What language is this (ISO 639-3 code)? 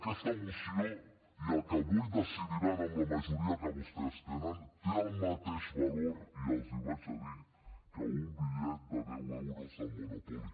cat